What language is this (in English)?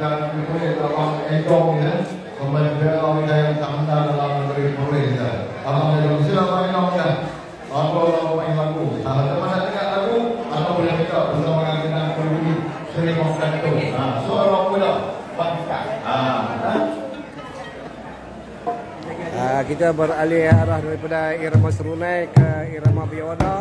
Malay